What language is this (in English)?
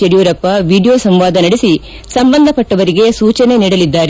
Kannada